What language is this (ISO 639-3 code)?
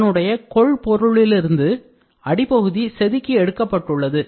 tam